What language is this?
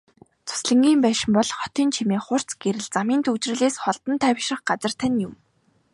Mongolian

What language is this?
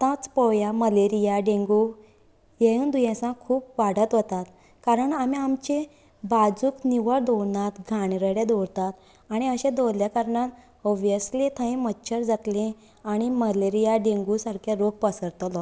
Konkani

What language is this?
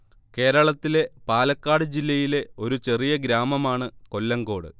Malayalam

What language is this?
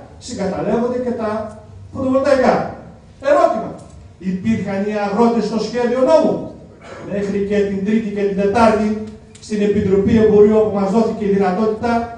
Greek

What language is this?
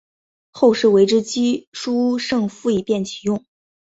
Chinese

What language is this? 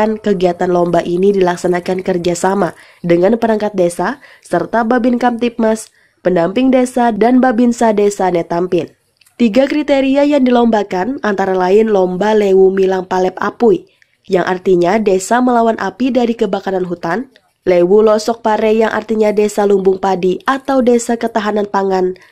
Indonesian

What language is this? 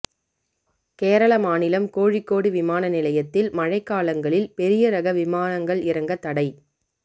Tamil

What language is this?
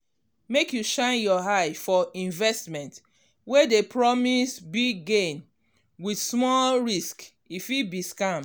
Nigerian Pidgin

